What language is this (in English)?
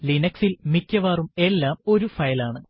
Malayalam